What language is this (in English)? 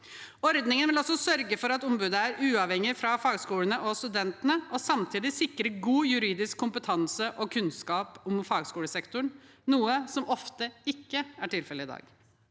Norwegian